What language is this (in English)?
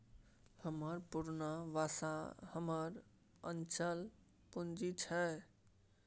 Maithili